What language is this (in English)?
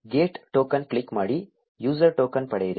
Kannada